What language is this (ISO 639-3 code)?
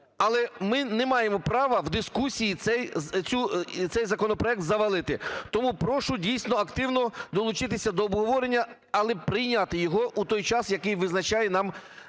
ukr